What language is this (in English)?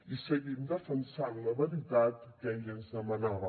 Catalan